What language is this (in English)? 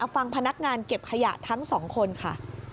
Thai